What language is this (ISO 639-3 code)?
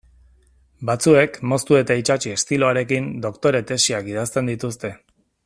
eus